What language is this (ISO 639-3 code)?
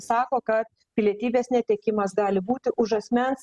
lit